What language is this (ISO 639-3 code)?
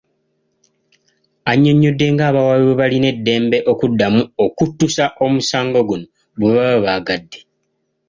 lug